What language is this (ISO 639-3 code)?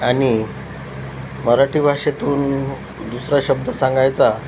mar